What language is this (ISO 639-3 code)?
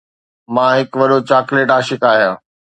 snd